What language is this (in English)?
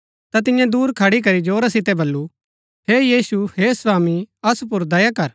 Gaddi